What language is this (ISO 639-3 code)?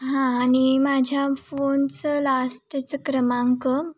mar